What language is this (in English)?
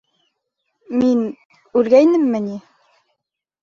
Bashkir